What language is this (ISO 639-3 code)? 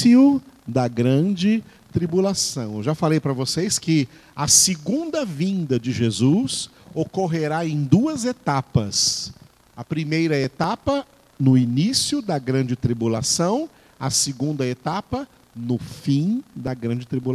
por